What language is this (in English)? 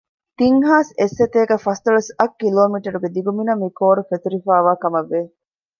Divehi